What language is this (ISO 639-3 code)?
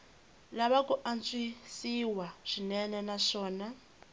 tso